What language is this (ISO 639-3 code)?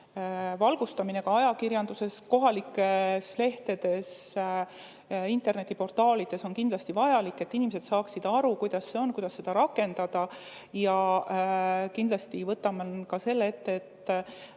est